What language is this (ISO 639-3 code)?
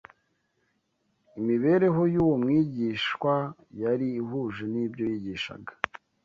kin